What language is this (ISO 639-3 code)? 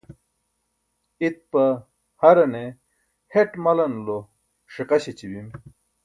bsk